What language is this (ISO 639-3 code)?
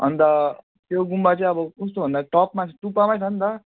nep